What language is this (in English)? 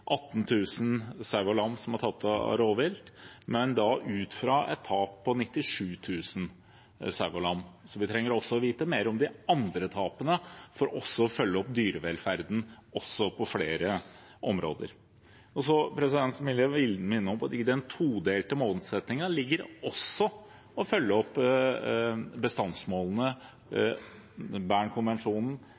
Norwegian Bokmål